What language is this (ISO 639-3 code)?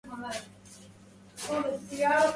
ara